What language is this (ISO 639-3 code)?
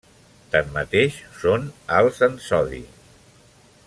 cat